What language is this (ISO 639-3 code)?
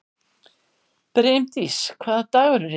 isl